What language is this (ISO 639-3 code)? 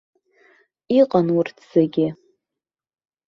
abk